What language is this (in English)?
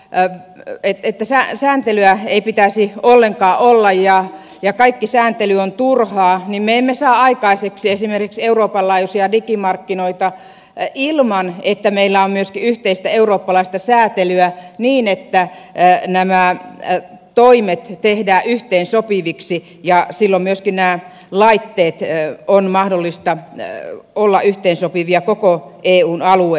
Finnish